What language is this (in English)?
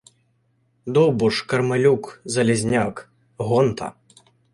Ukrainian